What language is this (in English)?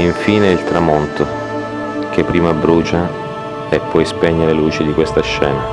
Italian